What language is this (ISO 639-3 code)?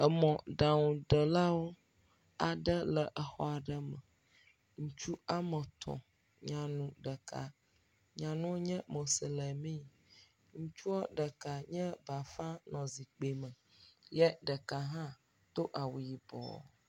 ewe